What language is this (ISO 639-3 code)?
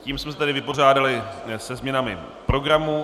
ces